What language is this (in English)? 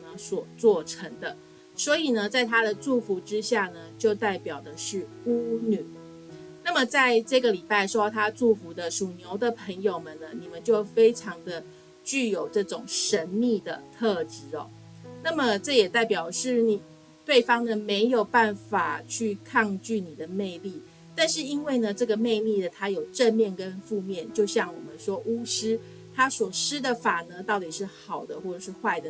Chinese